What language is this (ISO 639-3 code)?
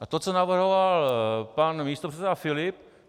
ces